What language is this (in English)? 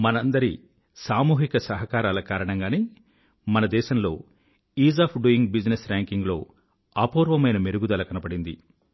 Telugu